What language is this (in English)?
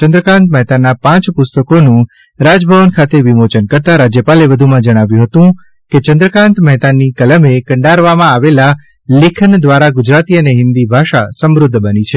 Gujarati